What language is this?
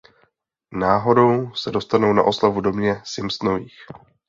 Czech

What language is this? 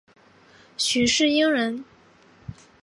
Chinese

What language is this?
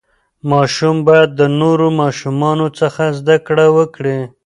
Pashto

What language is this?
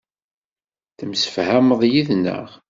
Kabyle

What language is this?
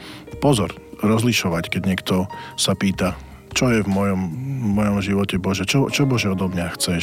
Slovak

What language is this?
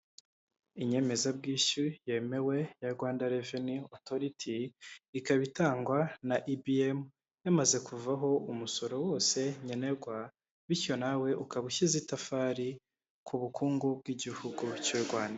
Kinyarwanda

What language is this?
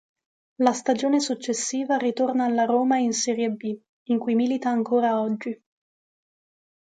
Italian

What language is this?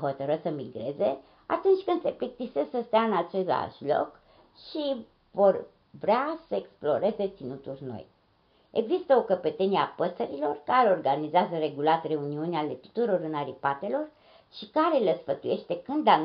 Romanian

